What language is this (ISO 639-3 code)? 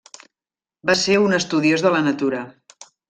cat